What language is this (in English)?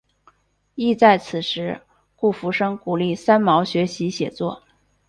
Chinese